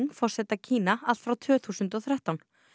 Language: Icelandic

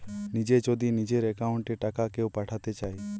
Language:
Bangla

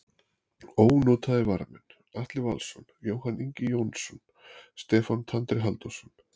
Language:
Icelandic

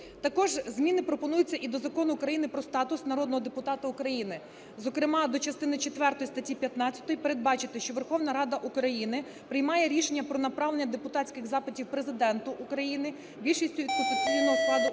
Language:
Ukrainian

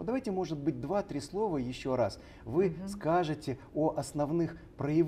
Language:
Russian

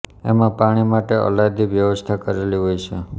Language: Gujarati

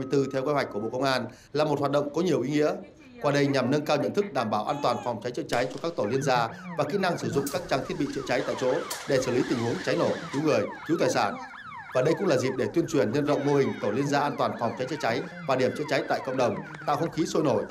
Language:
Vietnamese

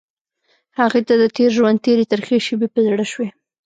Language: Pashto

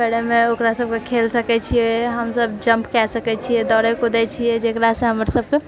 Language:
Maithili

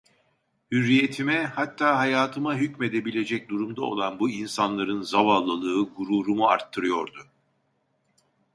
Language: Turkish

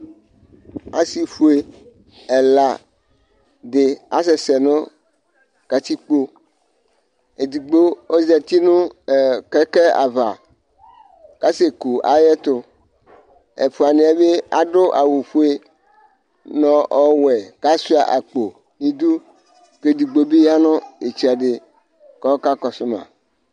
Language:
Ikposo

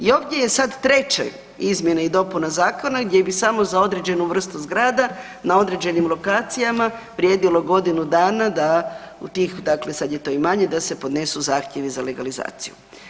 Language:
Croatian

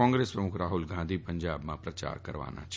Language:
Gujarati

